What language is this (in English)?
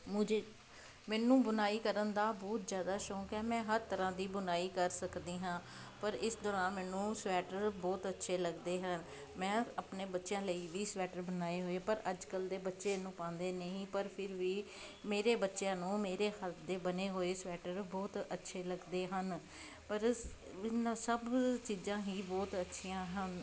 Punjabi